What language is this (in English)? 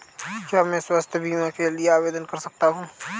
Hindi